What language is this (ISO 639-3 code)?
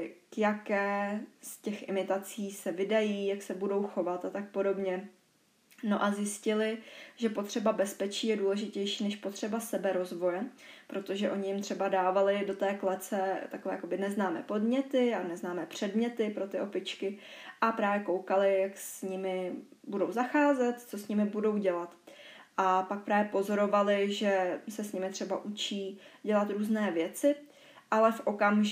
ces